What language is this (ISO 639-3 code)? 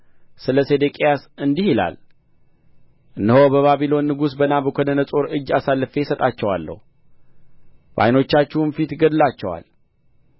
amh